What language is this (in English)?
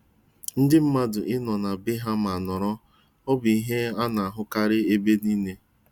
Igbo